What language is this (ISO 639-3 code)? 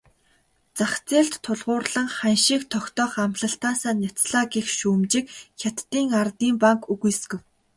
mon